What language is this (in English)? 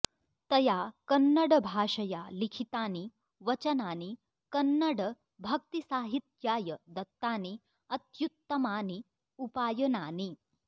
Sanskrit